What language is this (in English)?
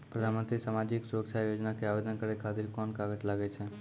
Maithili